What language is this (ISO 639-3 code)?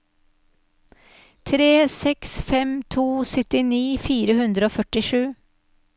nor